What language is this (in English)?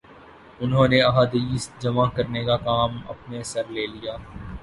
Urdu